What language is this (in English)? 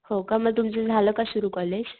Marathi